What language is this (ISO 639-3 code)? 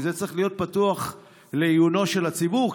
heb